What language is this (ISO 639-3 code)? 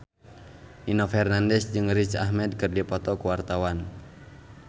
sun